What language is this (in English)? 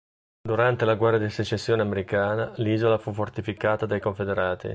Italian